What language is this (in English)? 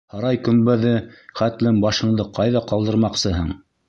Bashkir